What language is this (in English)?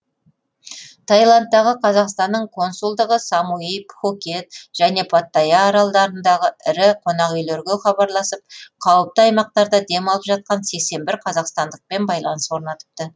Kazakh